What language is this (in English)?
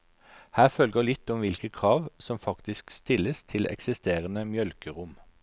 Norwegian